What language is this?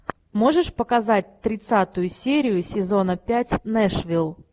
Russian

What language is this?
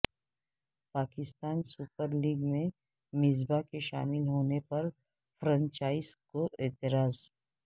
Urdu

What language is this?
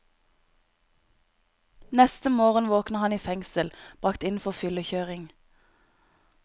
Norwegian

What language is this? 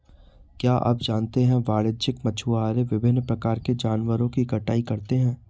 Hindi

